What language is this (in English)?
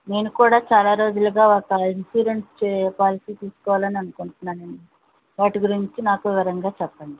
Telugu